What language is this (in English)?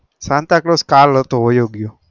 Gujarati